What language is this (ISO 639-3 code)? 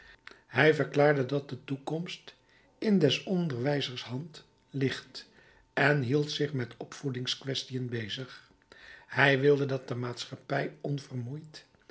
nld